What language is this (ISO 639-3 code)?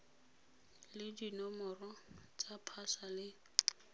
tsn